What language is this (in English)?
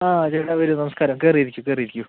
Malayalam